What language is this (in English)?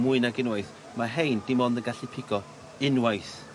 Welsh